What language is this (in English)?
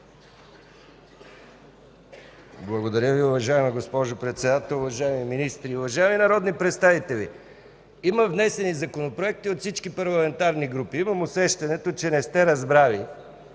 Bulgarian